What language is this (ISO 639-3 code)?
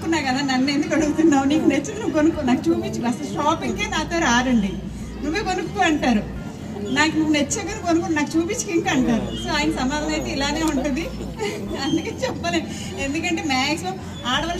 tel